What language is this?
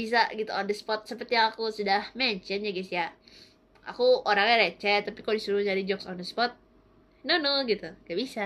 Indonesian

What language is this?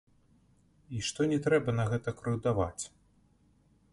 Belarusian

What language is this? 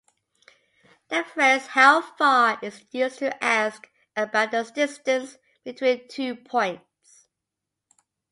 English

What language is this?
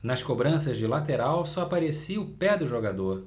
Portuguese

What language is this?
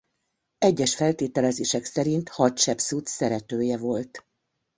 Hungarian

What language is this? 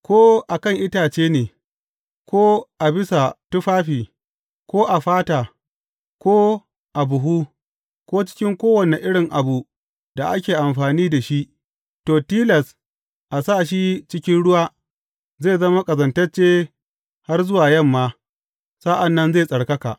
Hausa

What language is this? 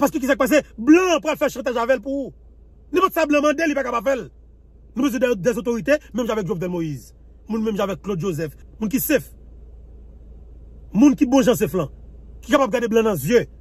French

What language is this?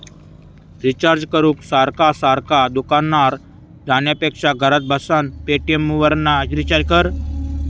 Marathi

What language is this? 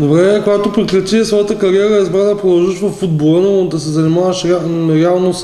Bulgarian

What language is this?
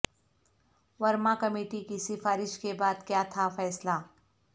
Urdu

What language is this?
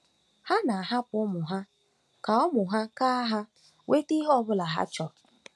Igbo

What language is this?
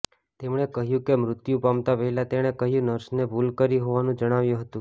Gujarati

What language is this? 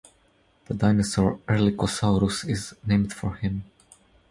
English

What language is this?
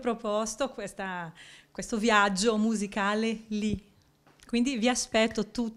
Italian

